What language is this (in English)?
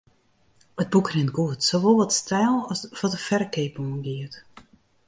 Western Frisian